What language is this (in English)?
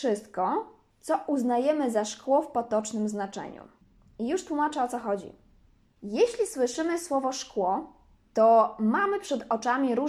Polish